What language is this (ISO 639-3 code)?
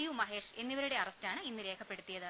mal